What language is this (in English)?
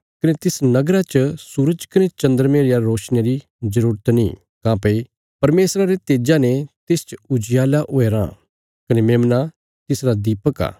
Bilaspuri